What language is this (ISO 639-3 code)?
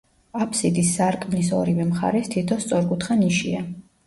kat